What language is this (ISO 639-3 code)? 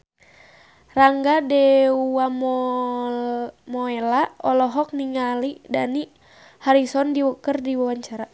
sun